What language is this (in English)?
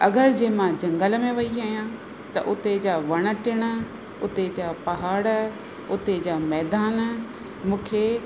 Sindhi